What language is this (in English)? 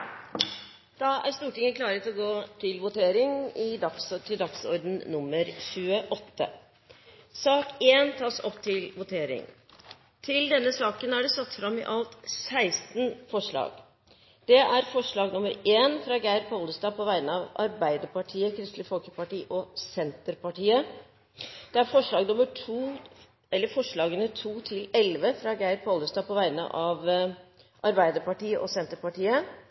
Norwegian Bokmål